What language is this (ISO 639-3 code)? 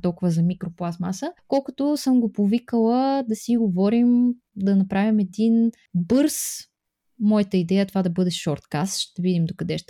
bul